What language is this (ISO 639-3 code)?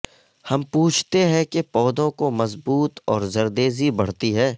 urd